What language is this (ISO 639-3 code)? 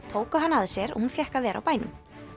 isl